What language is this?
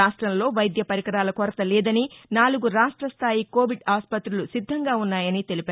Telugu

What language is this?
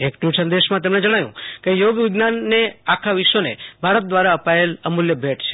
Gujarati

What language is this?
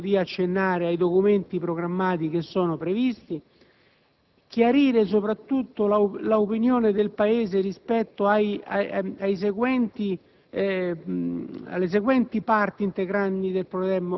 Italian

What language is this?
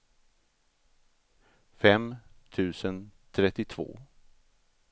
Swedish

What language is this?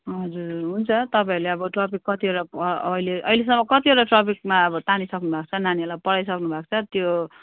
Nepali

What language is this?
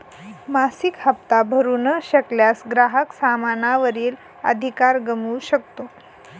Marathi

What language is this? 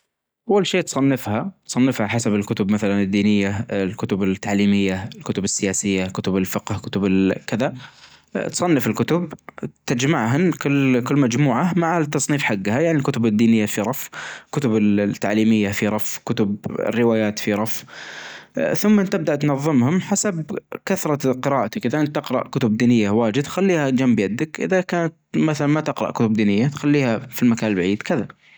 Najdi Arabic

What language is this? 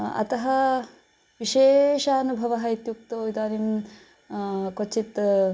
Sanskrit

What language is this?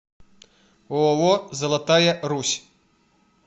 Russian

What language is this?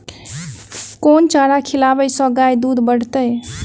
Maithili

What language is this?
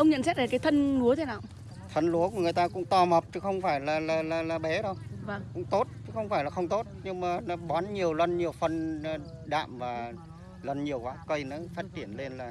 Vietnamese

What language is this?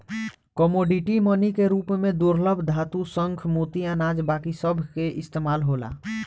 Bhojpuri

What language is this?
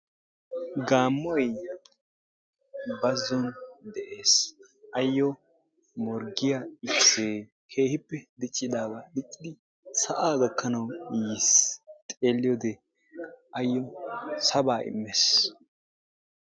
Wolaytta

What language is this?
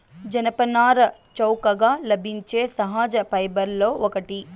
Telugu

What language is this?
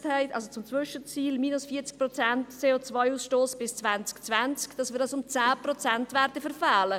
Swiss German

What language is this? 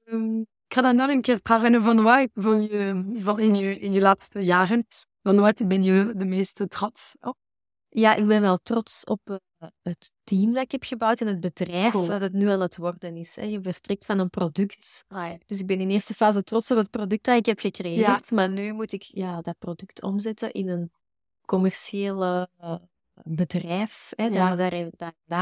Dutch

